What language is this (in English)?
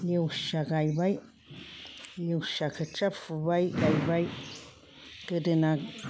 Bodo